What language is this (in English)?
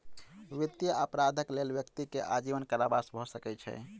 Maithili